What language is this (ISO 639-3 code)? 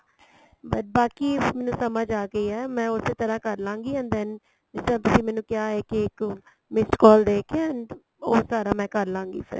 pan